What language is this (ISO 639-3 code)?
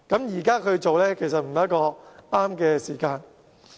yue